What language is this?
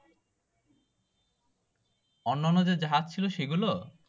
Bangla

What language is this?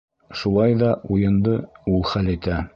Bashkir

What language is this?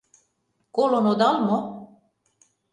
Mari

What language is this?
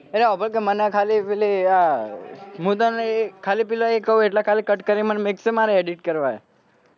Gujarati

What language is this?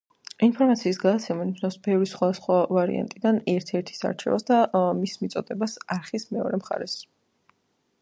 Georgian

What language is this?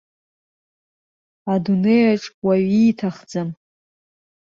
Abkhazian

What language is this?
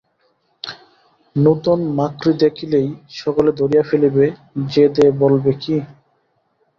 Bangla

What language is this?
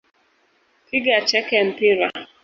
Swahili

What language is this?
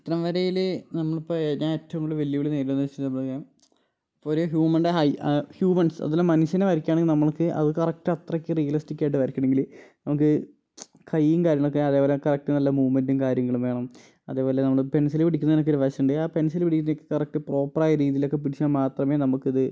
Malayalam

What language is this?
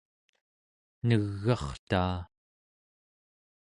Central Yupik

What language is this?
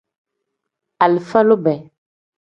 Tem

